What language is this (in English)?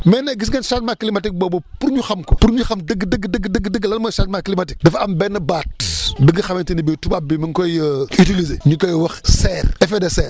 Wolof